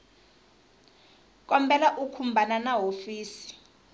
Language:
Tsonga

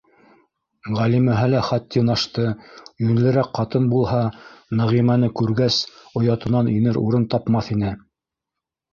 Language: Bashkir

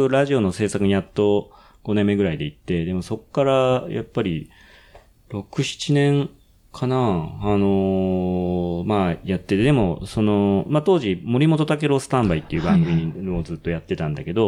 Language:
Japanese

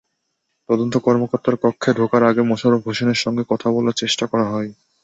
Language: Bangla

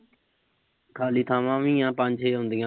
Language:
Punjabi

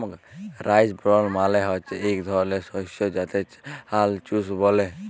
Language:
Bangla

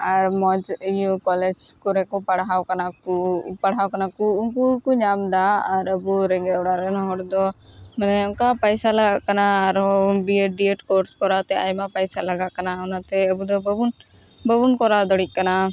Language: Santali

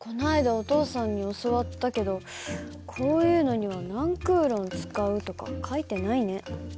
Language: Japanese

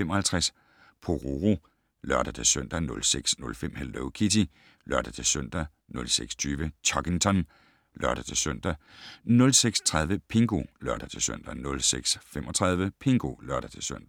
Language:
Danish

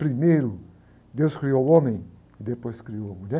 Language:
Portuguese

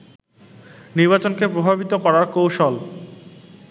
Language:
Bangla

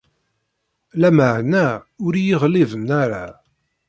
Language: Kabyle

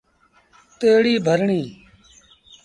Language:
Sindhi Bhil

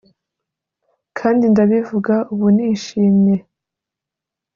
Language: Kinyarwanda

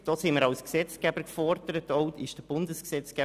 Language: Swiss German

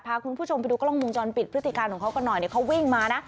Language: Thai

